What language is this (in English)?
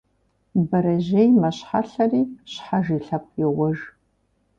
Kabardian